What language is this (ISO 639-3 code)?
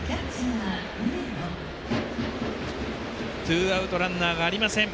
jpn